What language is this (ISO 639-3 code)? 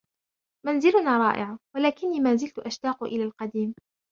ara